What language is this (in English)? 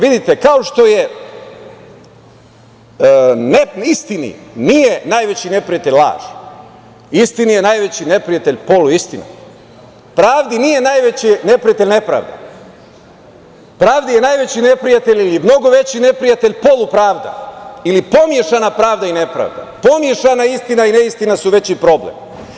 Serbian